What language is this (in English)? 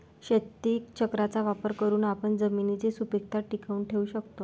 Marathi